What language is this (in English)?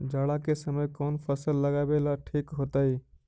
Magahi